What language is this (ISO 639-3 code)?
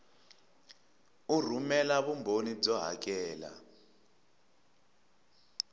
tso